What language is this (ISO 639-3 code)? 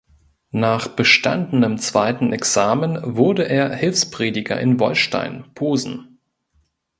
deu